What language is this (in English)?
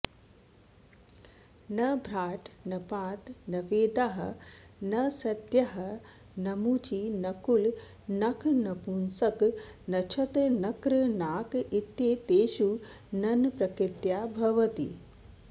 Sanskrit